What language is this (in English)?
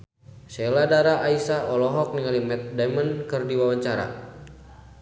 Sundanese